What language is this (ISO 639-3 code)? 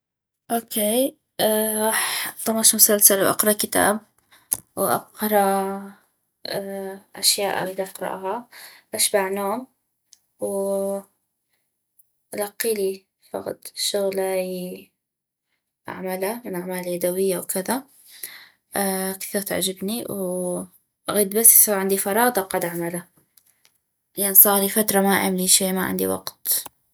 ayp